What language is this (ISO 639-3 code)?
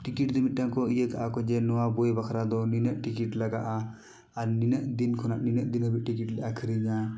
sat